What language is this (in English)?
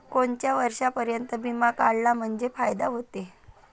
Marathi